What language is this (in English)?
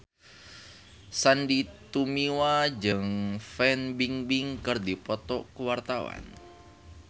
Sundanese